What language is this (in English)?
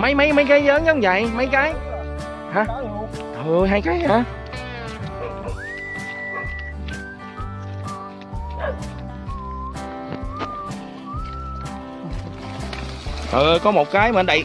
Vietnamese